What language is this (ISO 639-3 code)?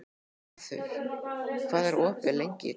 isl